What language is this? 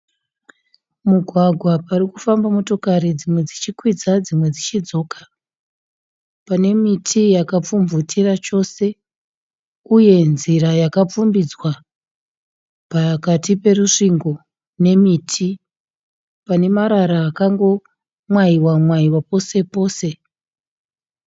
Shona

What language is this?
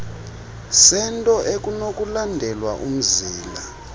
Xhosa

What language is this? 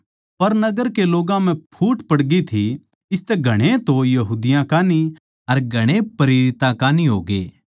Haryanvi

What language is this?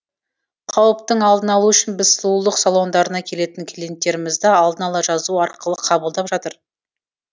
Kazakh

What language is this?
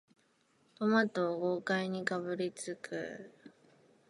Japanese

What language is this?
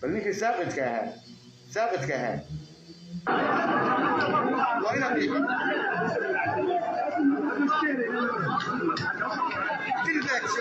Arabic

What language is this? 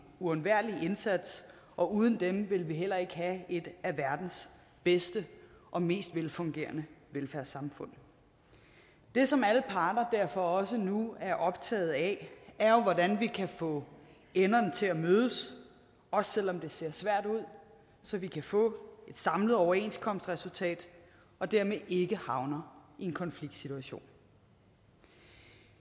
Danish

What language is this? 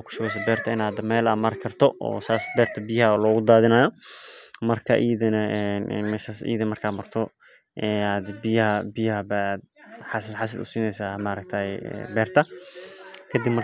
Somali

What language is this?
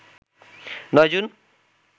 Bangla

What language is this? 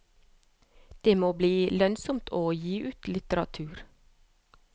Norwegian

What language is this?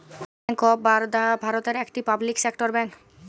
Bangla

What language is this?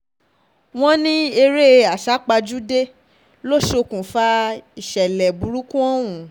Yoruba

